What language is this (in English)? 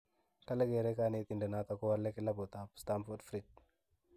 Kalenjin